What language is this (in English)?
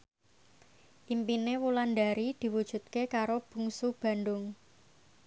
Javanese